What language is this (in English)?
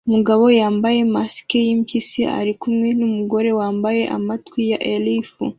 Kinyarwanda